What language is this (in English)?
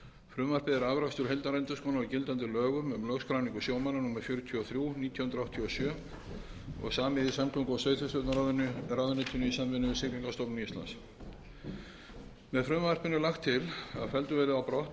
Icelandic